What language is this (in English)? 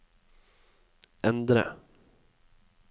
Norwegian